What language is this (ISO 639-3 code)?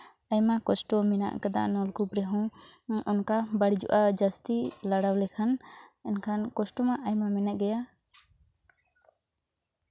sat